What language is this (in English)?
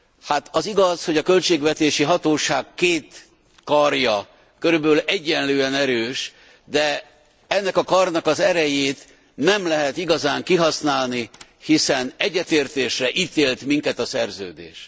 Hungarian